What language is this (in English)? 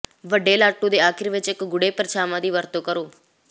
Punjabi